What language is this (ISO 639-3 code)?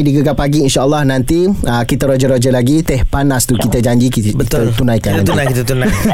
msa